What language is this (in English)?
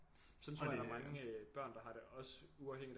Danish